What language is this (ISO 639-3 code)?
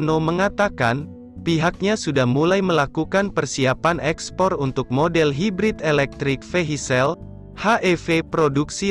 ind